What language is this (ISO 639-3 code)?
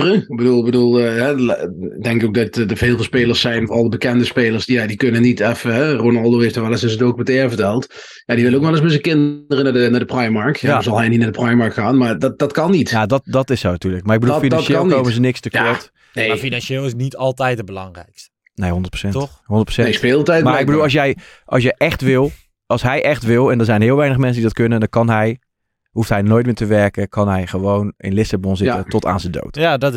nld